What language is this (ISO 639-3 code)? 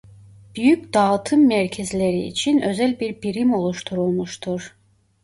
tur